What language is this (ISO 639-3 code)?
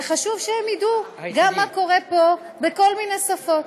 heb